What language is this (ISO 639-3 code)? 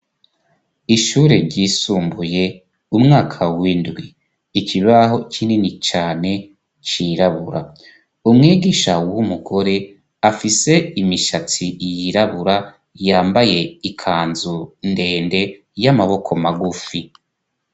run